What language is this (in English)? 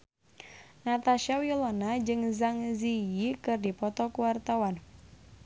Sundanese